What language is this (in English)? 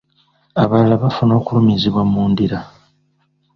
Ganda